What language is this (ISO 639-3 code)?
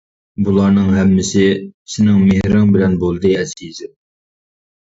uig